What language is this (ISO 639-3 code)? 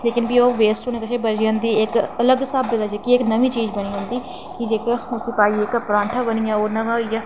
doi